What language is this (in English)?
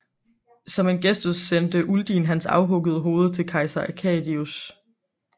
Danish